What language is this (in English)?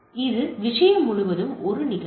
Tamil